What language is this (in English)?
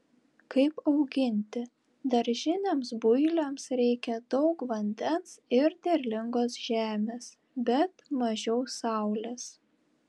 Lithuanian